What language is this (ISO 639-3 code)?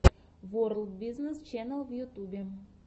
rus